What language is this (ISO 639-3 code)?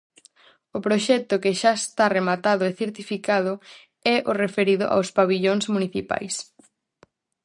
glg